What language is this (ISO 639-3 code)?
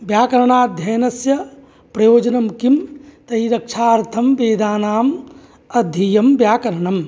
san